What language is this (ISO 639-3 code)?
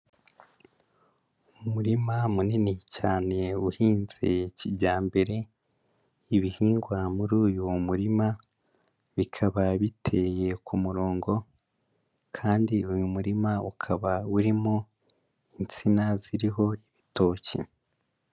kin